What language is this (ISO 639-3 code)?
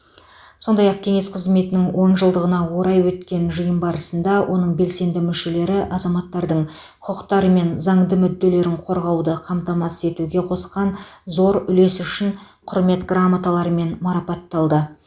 kaz